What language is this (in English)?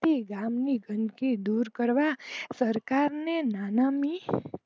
Gujarati